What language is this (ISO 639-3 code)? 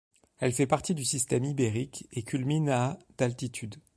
fra